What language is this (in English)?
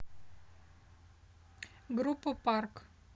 Russian